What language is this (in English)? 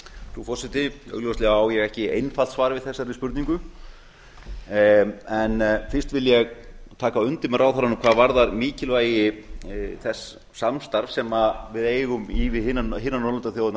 Icelandic